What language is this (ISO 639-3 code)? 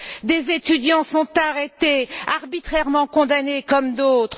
fra